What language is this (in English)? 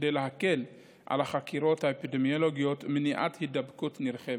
Hebrew